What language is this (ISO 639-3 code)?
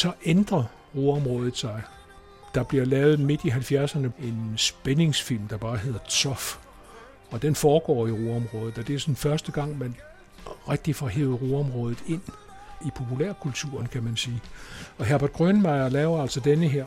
dan